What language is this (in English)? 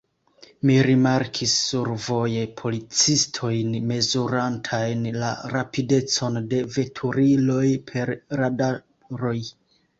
Esperanto